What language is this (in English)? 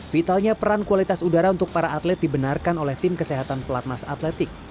Indonesian